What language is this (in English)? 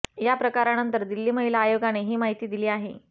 Marathi